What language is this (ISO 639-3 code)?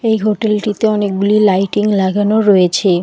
ben